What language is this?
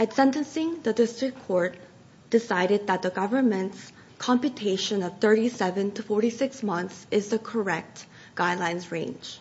English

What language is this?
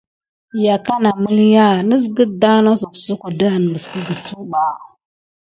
Gidar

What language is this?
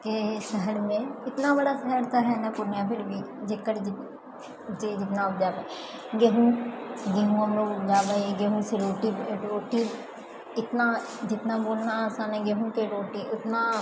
Maithili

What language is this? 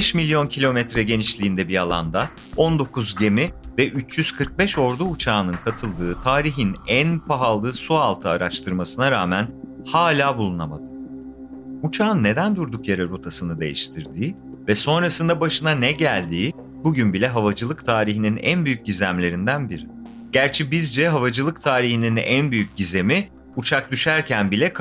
Turkish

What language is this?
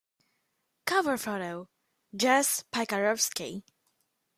English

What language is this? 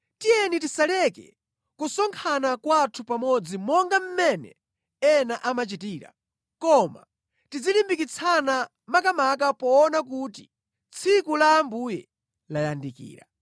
Nyanja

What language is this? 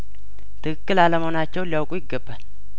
Amharic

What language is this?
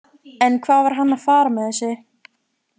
Icelandic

